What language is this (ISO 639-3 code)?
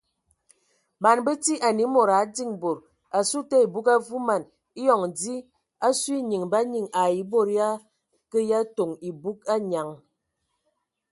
ewo